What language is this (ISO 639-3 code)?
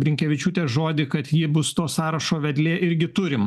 lit